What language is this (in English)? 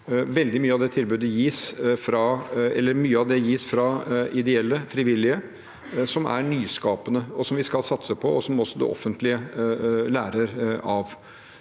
Norwegian